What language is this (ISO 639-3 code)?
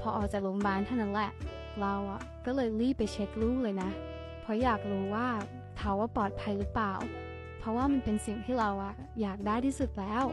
tha